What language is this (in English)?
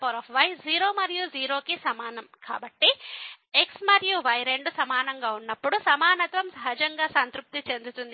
Telugu